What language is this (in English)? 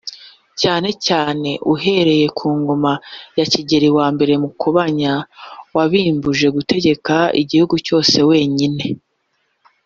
Kinyarwanda